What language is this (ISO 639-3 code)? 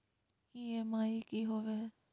mag